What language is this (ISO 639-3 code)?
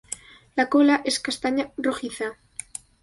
spa